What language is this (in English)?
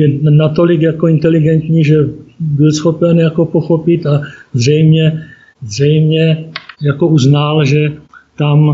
Czech